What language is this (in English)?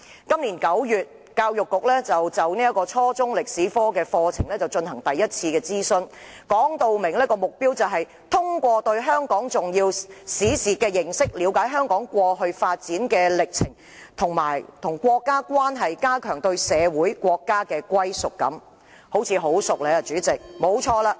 Cantonese